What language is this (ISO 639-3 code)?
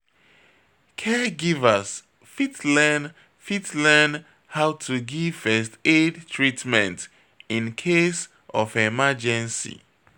pcm